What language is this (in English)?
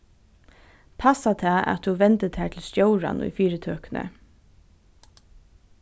Faroese